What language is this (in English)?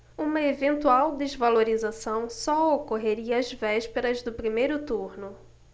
Portuguese